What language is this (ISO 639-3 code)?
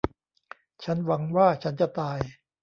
tha